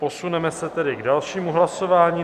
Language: Czech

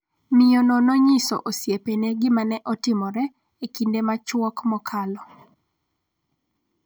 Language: Luo (Kenya and Tanzania)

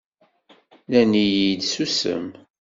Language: Kabyle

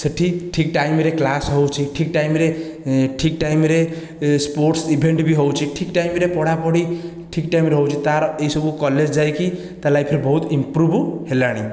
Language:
Odia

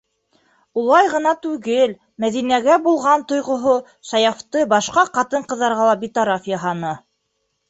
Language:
Bashkir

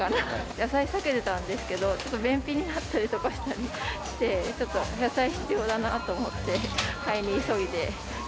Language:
Japanese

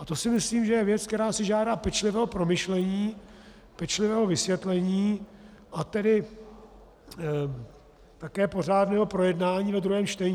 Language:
Czech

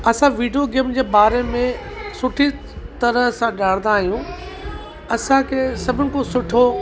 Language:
Sindhi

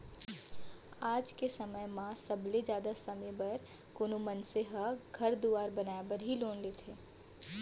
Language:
Chhattisgarhi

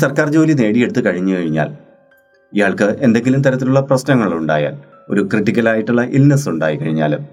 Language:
Malayalam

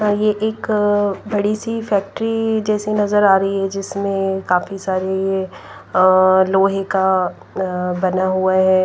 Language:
Hindi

